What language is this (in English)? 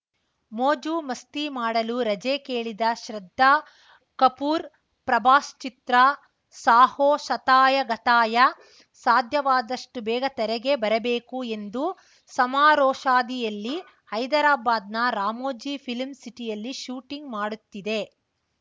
Kannada